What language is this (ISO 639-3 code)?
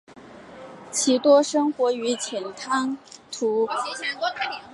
zho